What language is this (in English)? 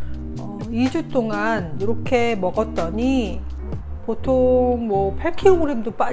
Korean